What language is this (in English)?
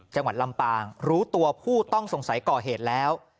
Thai